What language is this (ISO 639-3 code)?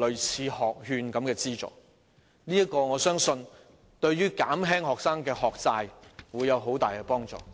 yue